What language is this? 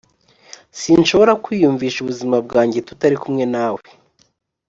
Kinyarwanda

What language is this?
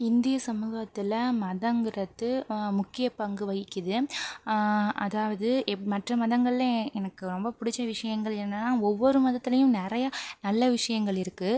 Tamil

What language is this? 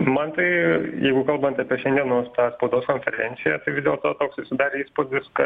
Lithuanian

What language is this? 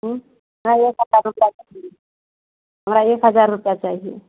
Maithili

